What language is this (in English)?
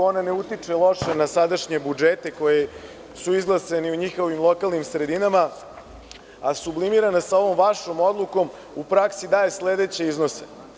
Serbian